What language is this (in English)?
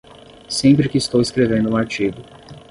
Portuguese